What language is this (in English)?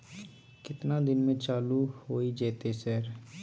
Maithili